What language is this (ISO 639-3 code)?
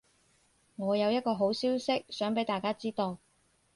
yue